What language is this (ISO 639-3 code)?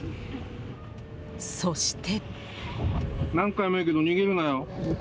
jpn